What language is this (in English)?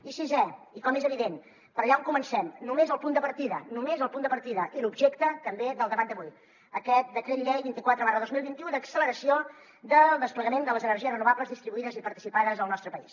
Catalan